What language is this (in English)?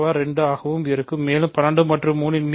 Tamil